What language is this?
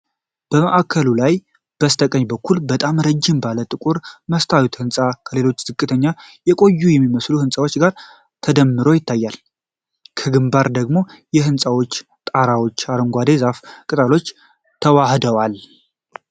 Amharic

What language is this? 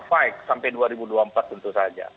Indonesian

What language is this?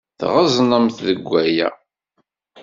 Kabyle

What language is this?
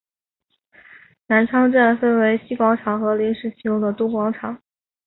Chinese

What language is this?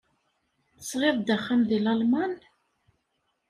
Kabyle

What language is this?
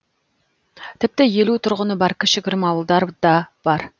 Kazakh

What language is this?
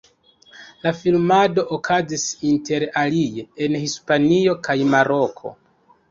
Esperanto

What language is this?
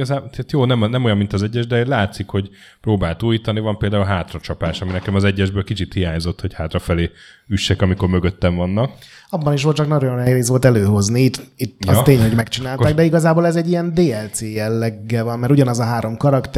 Hungarian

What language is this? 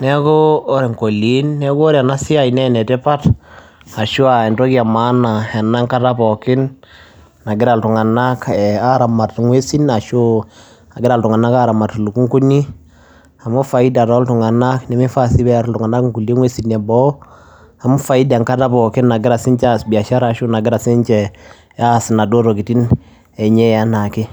Masai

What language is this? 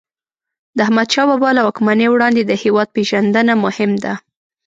Pashto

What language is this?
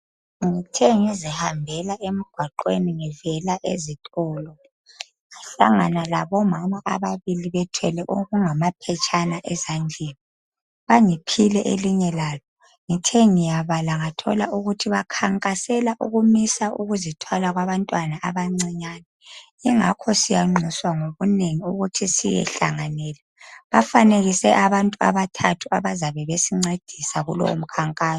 North Ndebele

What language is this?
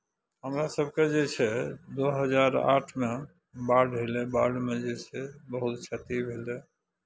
Maithili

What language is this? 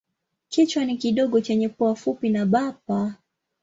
Swahili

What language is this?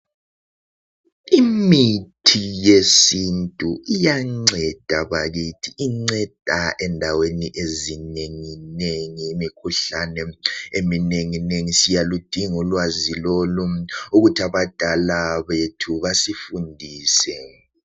North Ndebele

